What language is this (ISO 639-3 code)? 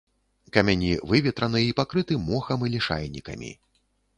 bel